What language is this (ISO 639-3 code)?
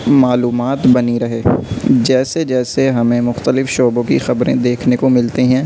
urd